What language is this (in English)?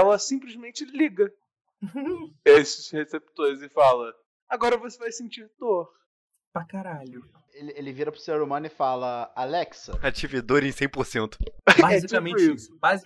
Portuguese